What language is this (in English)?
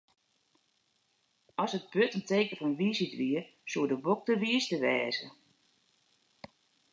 Western Frisian